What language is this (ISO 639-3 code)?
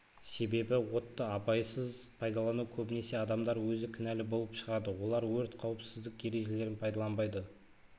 kaz